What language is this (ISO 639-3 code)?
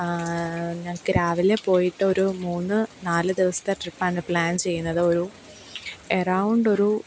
mal